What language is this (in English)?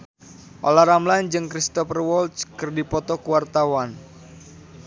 Sundanese